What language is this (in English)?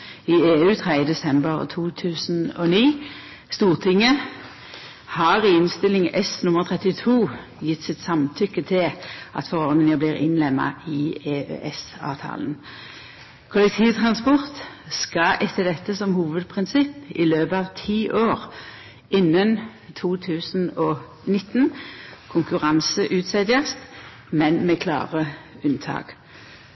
Norwegian Nynorsk